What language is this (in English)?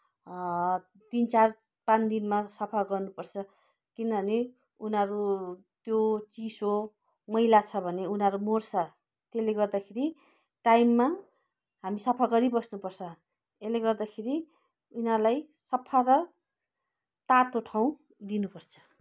Nepali